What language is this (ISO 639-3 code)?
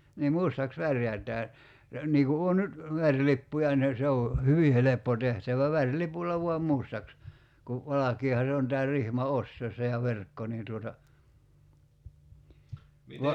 fin